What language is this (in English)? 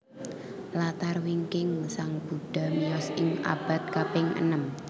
Javanese